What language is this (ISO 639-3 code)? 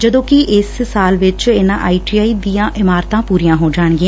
pan